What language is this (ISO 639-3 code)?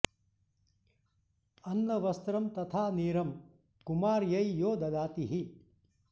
san